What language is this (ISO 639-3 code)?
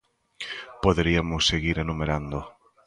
glg